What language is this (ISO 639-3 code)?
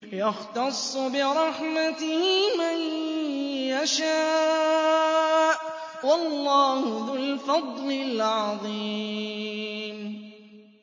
ara